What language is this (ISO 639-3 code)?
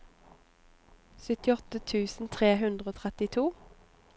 nor